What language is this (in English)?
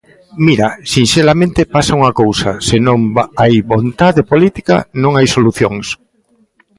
Galician